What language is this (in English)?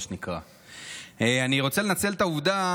Hebrew